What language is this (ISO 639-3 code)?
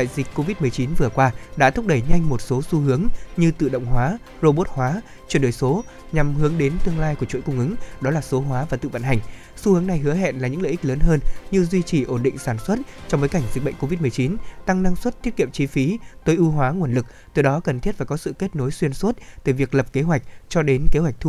vie